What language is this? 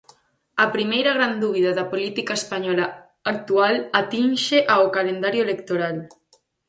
Galician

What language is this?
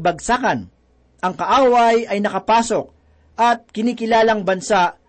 Filipino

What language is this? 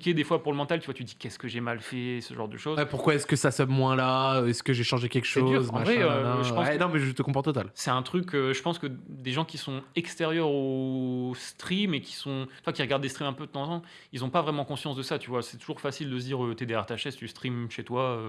French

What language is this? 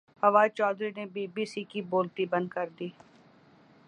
Urdu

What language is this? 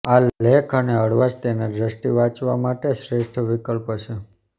Gujarati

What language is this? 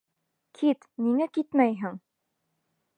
Bashkir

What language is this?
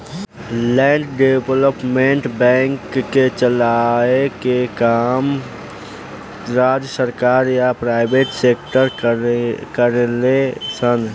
Bhojpuri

